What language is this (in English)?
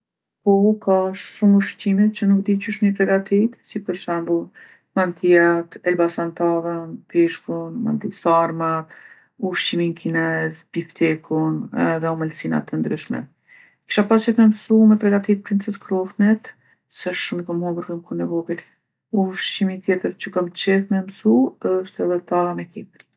Gheg Albanian